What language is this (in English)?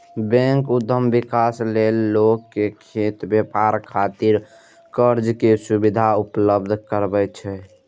Maithili